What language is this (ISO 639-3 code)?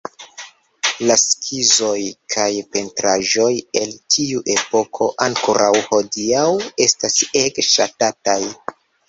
epo